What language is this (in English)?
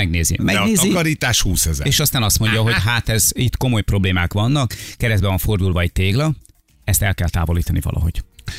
Hungarian